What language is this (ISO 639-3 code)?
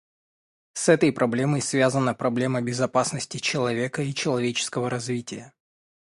rus